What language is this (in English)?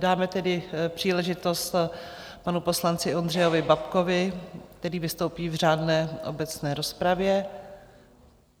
Czech